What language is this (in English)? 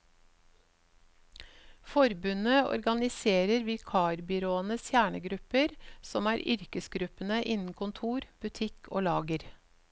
Norwegian